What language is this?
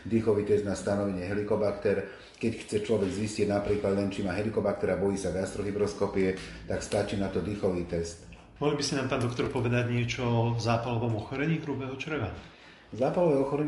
Slovak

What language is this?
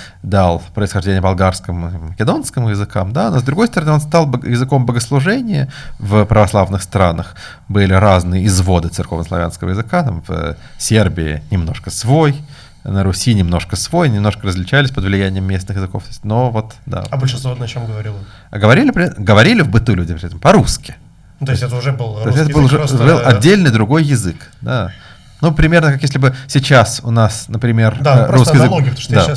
Russian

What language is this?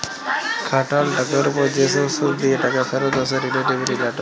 Bangla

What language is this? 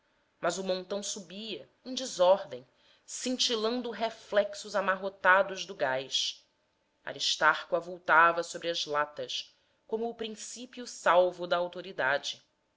Portuguese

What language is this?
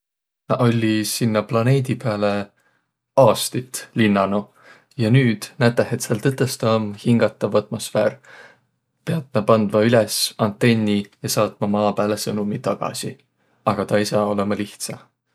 Võro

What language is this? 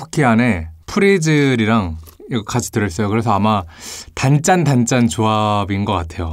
Korean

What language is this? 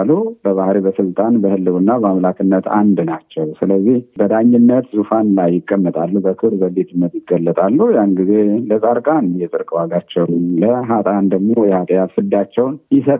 Amharic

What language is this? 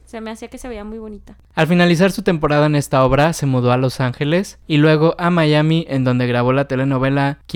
Spanish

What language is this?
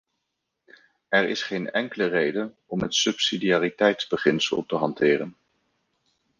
Dutch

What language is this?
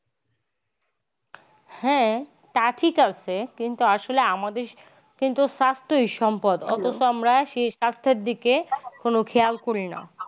Bangla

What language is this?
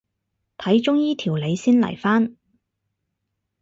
Cantonese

